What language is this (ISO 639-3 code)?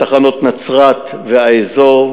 heb